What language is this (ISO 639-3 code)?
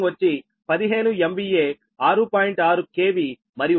tel